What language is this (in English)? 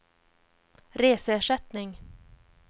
Swedish